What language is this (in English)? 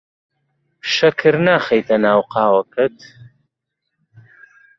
Central Kurdish